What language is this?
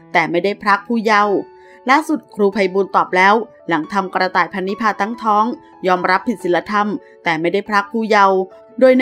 Thai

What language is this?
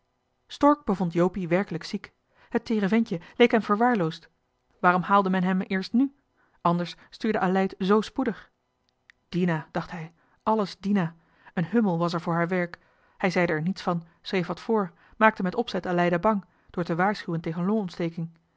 Dutch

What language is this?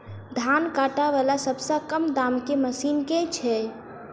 Maithili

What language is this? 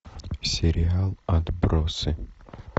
Russian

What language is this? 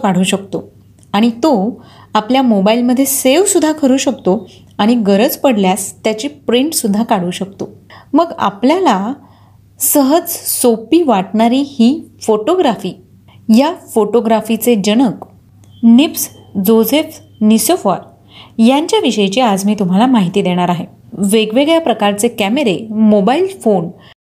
Marathi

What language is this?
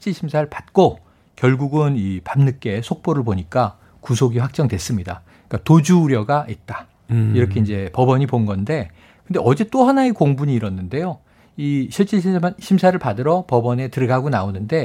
Korean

